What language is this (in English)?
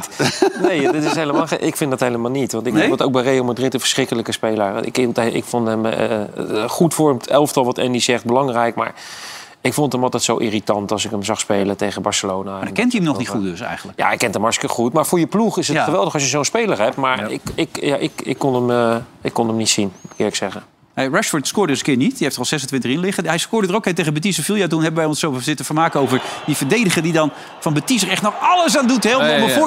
Dutch